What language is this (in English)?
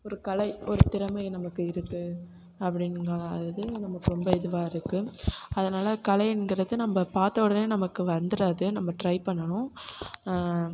Tamil